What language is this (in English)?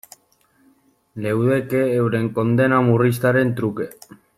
Basque